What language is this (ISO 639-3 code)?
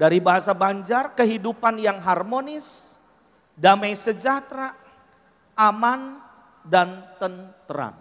ind